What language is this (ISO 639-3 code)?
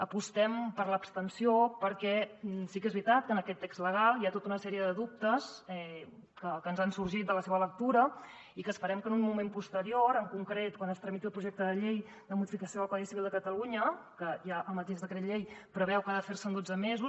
cat